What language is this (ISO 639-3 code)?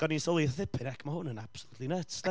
cym